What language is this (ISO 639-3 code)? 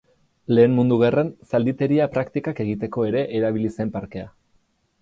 eus